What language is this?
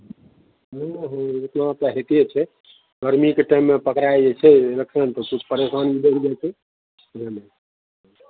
Maithili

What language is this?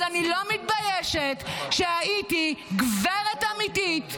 Hebrew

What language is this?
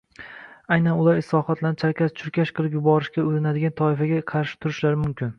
Uzbek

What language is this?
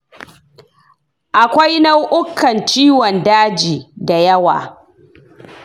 Hausa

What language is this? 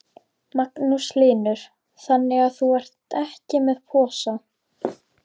Icelandic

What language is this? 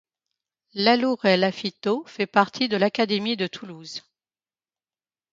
French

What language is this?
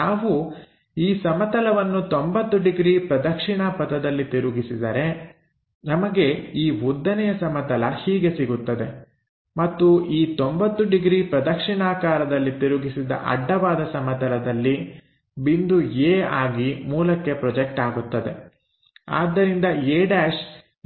Kannada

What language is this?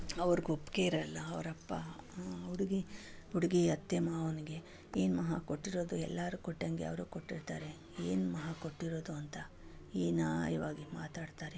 Kannada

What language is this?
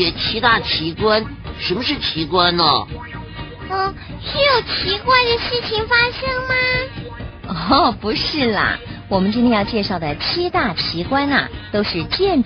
Chinese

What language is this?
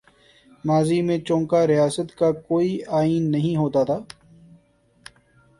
Urdu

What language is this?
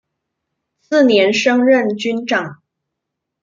Chinese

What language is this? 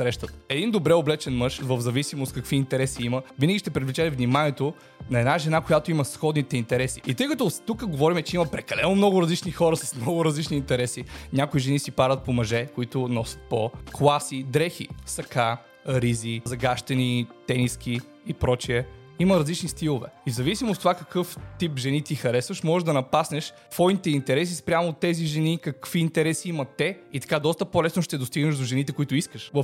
Bulgarian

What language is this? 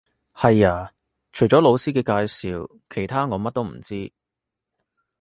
Cantonese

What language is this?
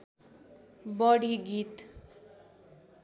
Nepali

